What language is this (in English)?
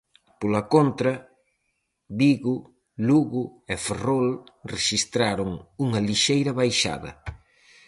Galician